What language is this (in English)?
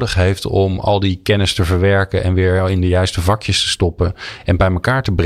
Dutch